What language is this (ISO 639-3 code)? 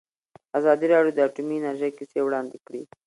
pus